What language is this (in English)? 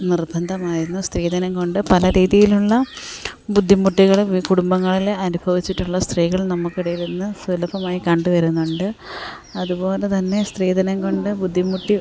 Malayalam